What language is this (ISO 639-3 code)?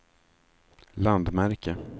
swe